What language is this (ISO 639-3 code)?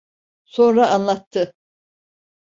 tur